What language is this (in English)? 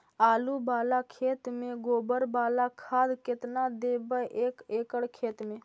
Magahi